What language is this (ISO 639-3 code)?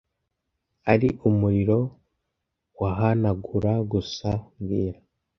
kin